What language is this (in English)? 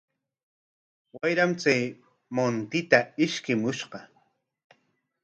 Corongo Ancash Quechua